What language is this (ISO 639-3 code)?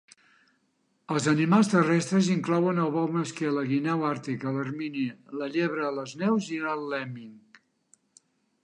cat